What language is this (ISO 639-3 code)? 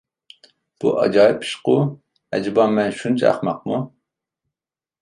uig